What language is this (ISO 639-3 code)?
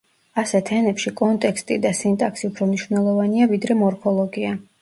kat